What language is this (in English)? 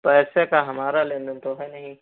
Hindi